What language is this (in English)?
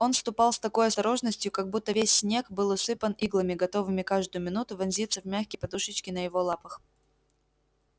Russian